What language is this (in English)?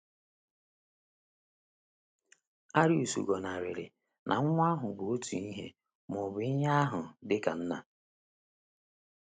Igbo